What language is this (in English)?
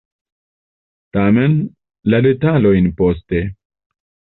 Esperanto